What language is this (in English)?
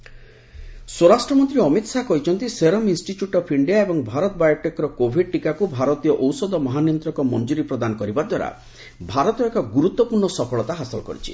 Odia